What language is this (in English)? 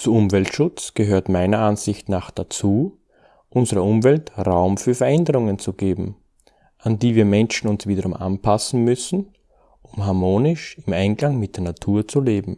German